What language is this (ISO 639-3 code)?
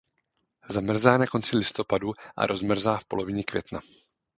ces